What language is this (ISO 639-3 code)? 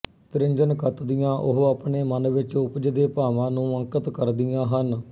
pan